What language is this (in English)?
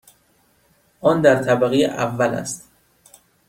Persian